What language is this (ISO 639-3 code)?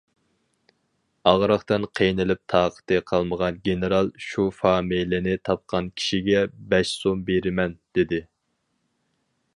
uig